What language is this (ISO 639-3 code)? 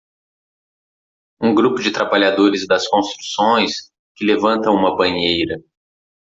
por